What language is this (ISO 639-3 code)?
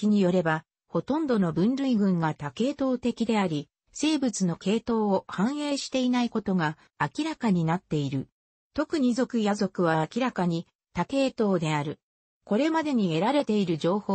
jpn